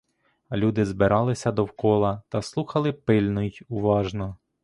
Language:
Ukrainian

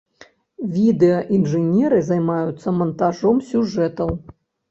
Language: Belarusian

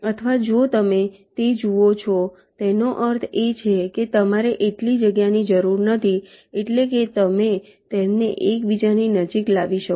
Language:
Gujarati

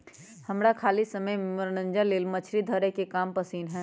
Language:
Magahi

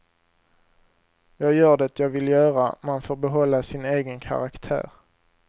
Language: Swedish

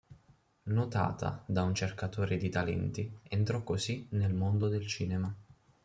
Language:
Italian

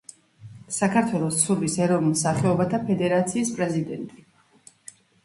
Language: Georgian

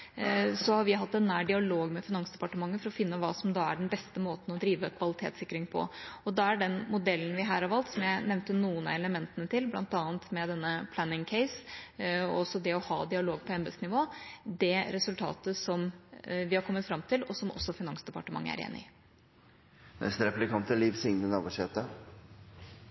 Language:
Norwegian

